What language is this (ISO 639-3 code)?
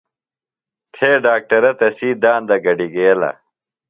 phl